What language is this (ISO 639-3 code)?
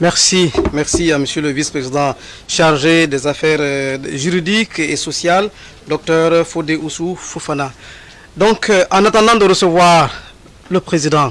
fra